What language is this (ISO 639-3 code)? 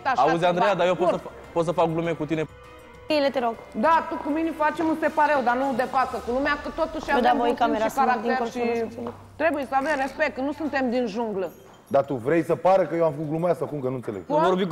ron